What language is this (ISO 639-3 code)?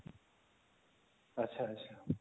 ori